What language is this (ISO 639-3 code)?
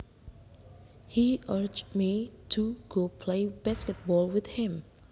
jav